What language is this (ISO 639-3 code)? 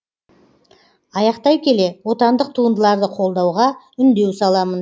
kaz